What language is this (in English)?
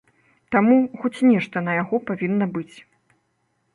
Belarusian